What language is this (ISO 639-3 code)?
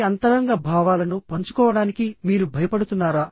tel